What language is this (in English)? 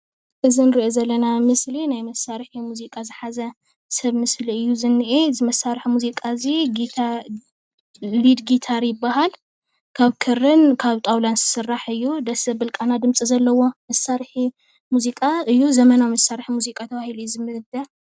Tigrinya